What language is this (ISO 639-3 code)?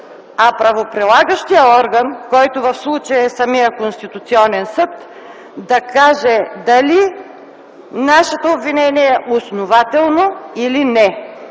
bul